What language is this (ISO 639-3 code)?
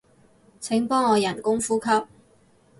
yue